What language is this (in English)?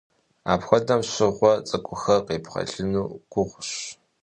Kabardian